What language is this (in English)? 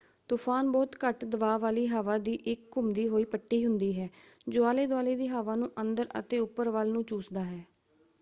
Punjabi